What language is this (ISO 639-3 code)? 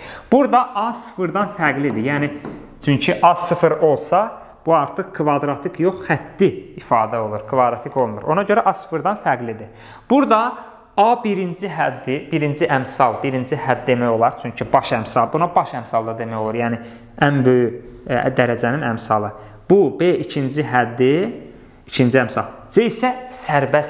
tur